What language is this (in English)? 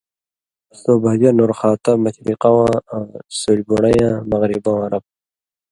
Indus Kohistani